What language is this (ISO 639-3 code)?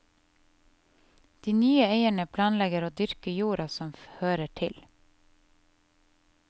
nor